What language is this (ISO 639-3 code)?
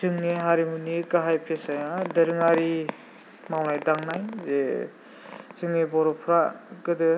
brx